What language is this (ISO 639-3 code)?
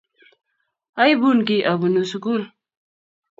kln